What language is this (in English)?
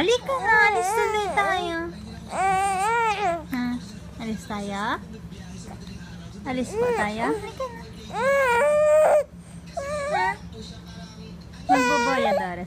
Turkish